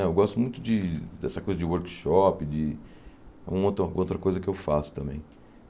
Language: Portuguese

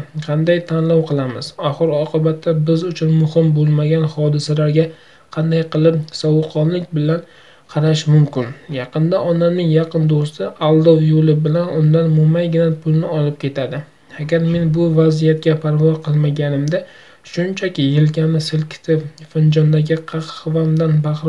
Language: Turkish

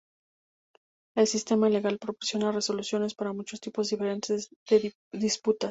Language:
Spanish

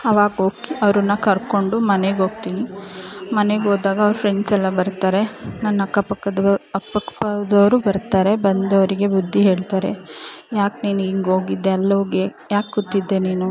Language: Kannada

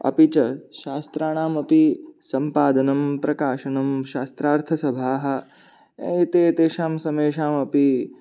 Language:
Sanskrit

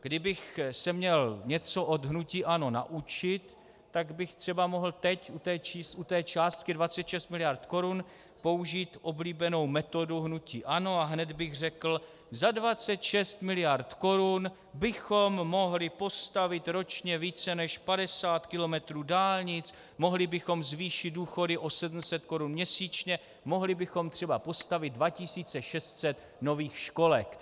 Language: Czech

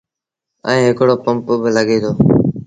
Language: Sindhi Bhil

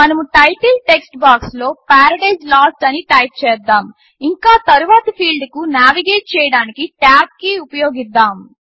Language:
Telugu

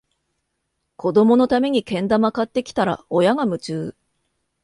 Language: Japanese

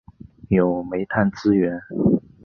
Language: Chinese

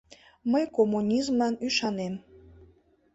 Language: Mari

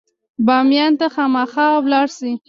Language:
Pashto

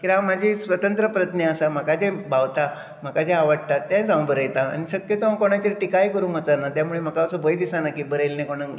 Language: Konkani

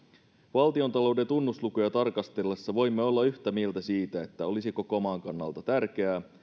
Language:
Finnish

